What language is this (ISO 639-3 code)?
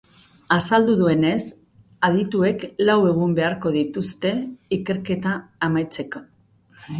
eus